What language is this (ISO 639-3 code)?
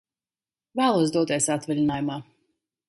lav